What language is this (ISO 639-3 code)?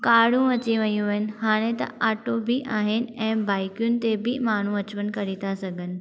snd